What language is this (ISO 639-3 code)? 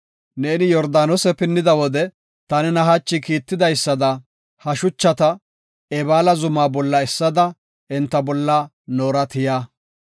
gof